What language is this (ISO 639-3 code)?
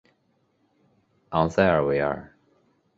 zho